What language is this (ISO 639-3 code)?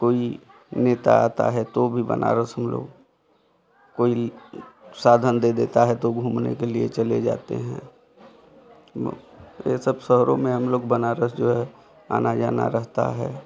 hin